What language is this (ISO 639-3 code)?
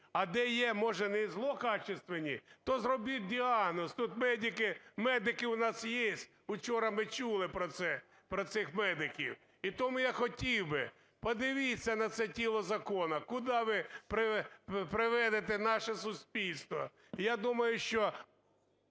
ukr